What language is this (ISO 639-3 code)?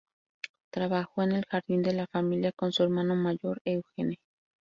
spa